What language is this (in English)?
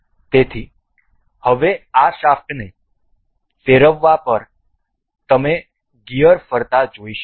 Gujarati